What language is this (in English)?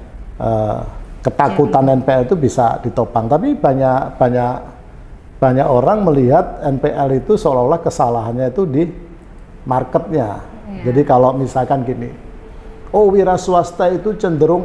Indonesian